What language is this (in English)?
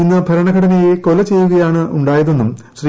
Malayalam